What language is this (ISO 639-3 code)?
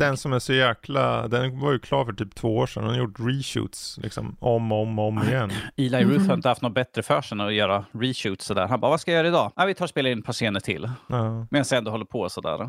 swe